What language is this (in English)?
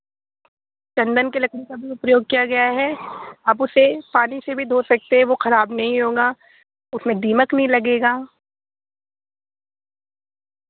Urdu